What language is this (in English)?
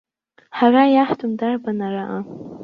Abkhazian